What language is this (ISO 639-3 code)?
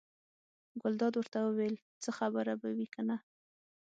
pus